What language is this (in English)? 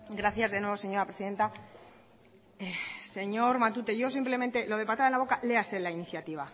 Spanish